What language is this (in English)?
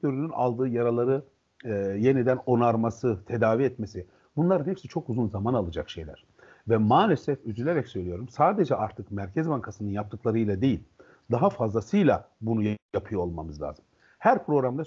Turkish